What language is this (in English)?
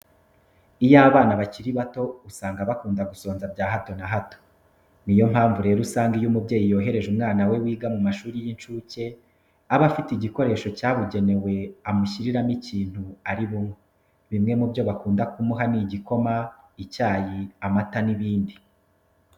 Kinyarwanda